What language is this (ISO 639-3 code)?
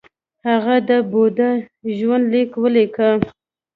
pus